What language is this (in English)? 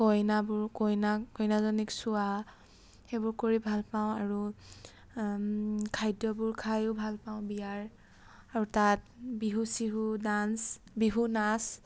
Assamese